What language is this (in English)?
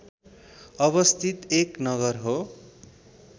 Nepali